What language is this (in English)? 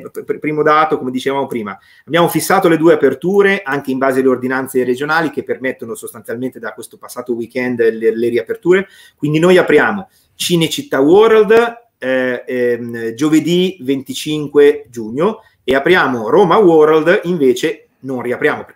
Italian